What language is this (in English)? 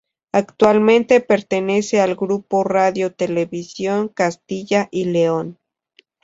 Spanish